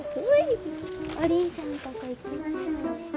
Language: Japanese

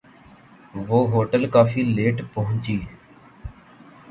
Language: Urdu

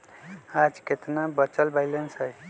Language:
Magahi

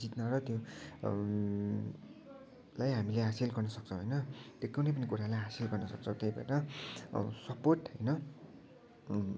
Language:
Nepali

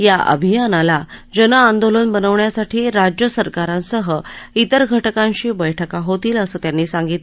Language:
Marathi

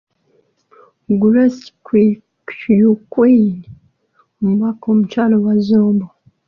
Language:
Ganda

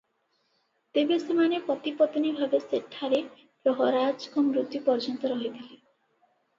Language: Odia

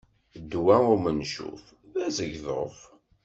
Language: Kabyle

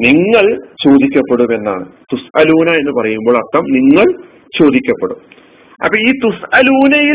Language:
Malayalam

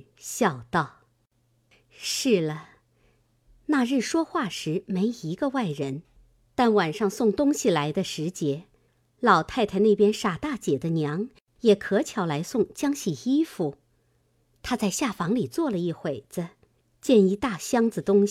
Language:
Chinese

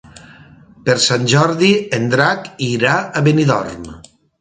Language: Catalan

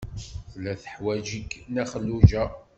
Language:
Kabyle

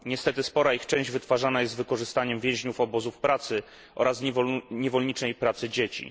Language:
Polish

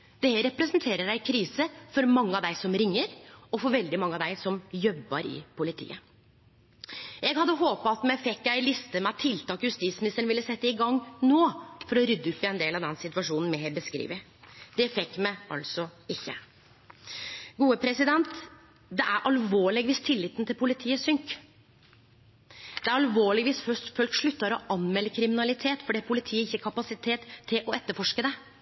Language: Norwegian Nynorsk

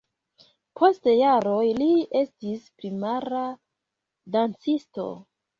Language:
Esperanto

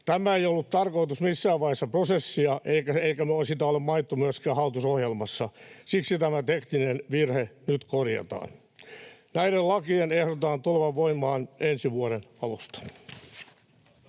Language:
Finnish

